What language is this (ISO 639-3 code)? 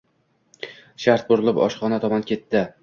uzb